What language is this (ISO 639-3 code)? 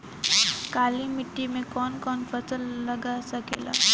bho